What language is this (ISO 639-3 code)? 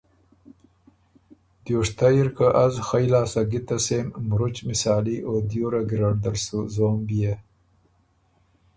oru